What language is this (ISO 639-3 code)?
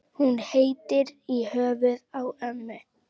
isl